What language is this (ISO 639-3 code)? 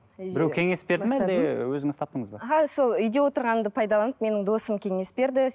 kaz